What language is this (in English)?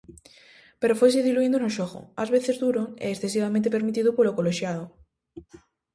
Galician